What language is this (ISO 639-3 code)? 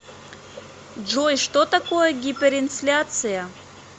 rus